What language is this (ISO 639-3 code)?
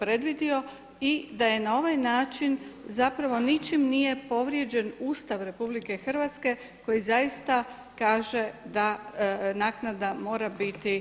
hrv